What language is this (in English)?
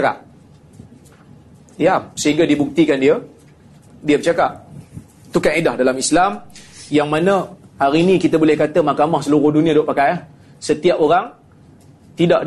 Malay